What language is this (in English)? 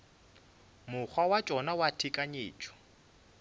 Northern Sotho